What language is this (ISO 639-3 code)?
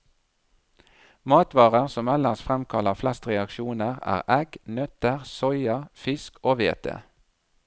nor